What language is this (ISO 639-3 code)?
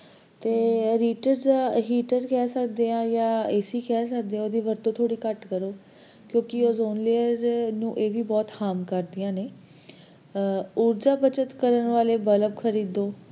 pan